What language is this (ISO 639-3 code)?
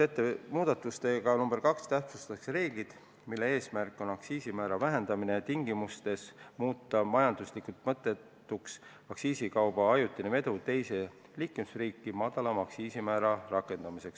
est